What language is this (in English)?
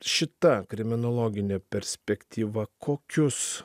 Lithuanian